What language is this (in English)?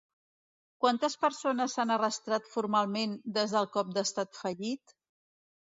Catalan